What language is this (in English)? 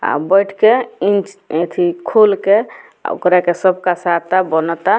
Bhojpuri